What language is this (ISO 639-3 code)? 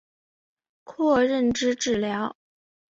zho